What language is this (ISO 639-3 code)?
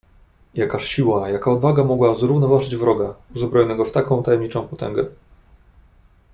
pol